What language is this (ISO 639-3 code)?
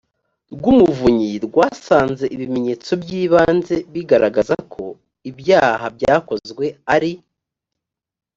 kin